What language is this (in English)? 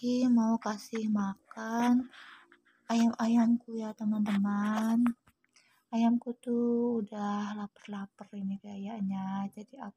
Indonesian